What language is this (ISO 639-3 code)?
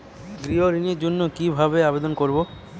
ben